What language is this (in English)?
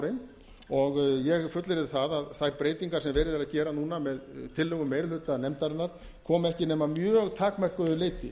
Icelandic